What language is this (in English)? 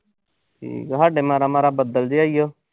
Punjabi